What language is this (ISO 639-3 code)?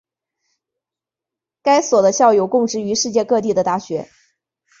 zho